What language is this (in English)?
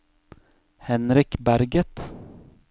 Norwegian